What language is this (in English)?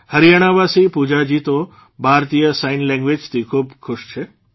Gujarati